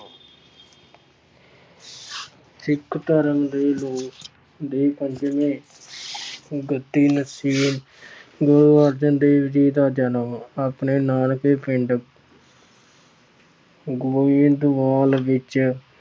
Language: Punjabi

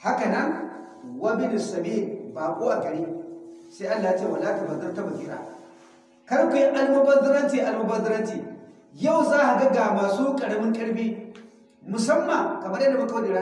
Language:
Hausa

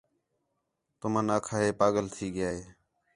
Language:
Khetrani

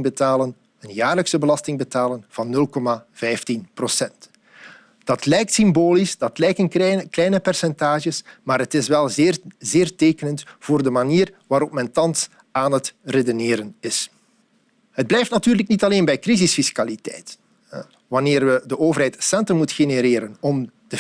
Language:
Dutch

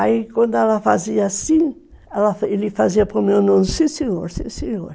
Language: Portuguese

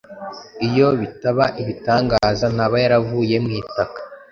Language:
Kinyarwanda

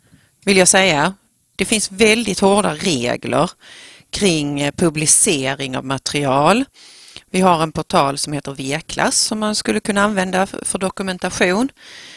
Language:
Swedish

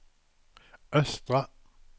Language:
Swedish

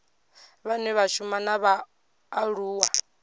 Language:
Venda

